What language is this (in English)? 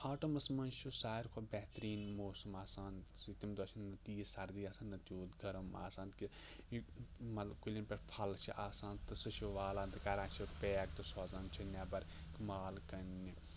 Kashmiri